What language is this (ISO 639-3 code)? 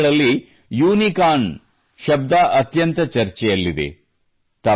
kan